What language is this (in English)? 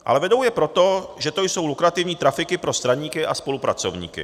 Czech